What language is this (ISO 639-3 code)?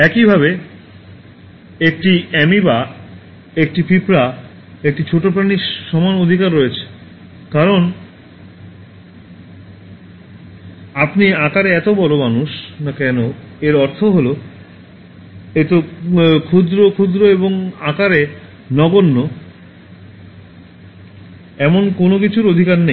ben